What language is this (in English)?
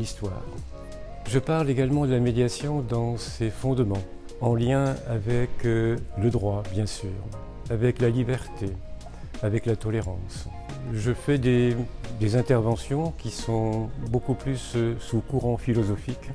French